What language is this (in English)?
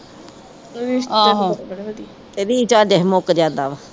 Punjabi